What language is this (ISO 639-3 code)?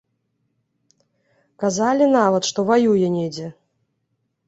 bel